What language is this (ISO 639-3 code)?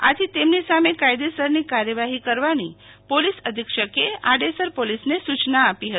guj